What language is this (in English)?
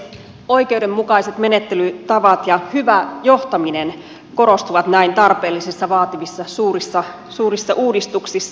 Finnish